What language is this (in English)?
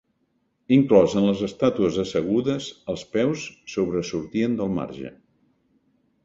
Catalan